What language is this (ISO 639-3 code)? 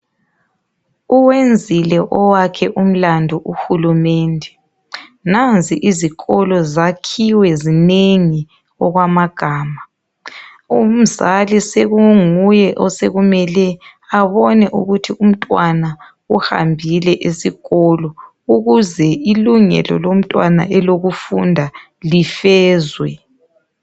nde